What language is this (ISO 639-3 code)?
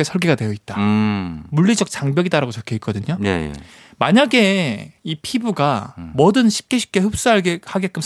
kor